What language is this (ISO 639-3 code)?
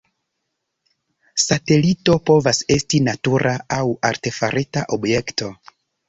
epo